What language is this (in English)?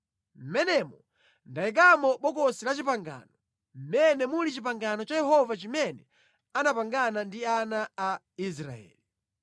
Nyanja